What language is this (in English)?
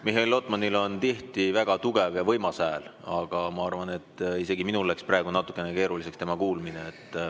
Estonian